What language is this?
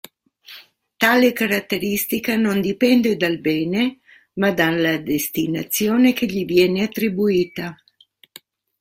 Italian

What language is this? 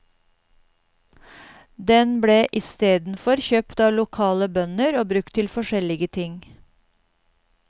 Norwegian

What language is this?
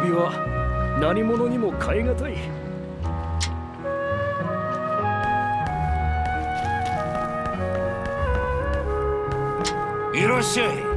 Japanese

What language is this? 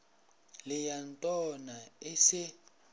Northern Sotho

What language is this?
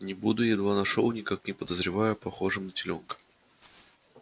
Russian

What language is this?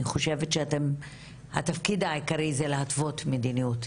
Hebrew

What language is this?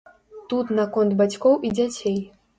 Belarusian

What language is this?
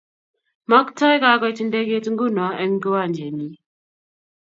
Kalenjin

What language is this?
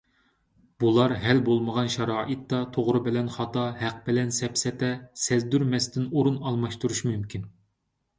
Uyghur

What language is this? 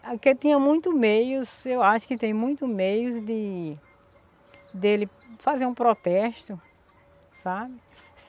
Portuguese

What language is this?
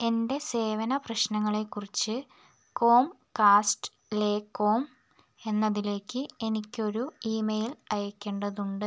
Malayalam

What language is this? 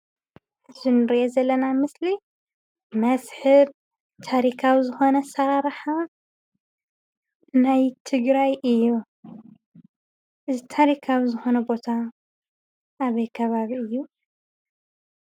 Tigrinya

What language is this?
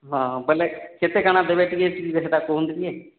Odia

